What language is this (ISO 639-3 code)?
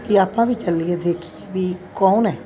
pan